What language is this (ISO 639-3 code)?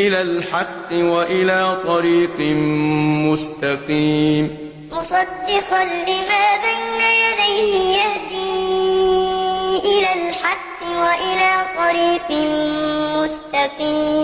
ara